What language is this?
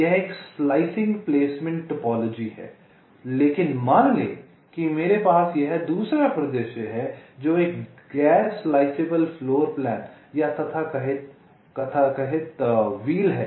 Hindi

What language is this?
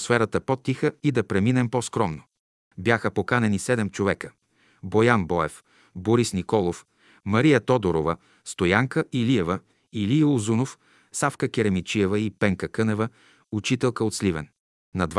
Bulgarian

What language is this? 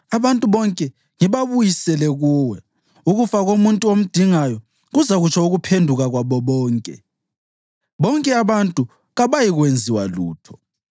North Ndebele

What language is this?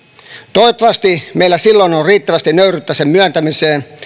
Finnish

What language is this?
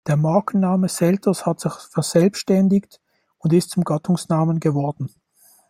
German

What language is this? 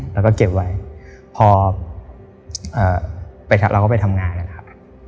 Thai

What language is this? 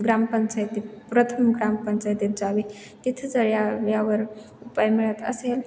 Marathi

